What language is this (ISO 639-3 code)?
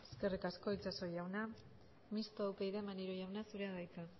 eus